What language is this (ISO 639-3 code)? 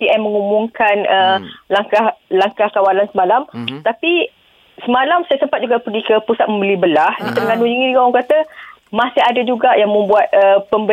msa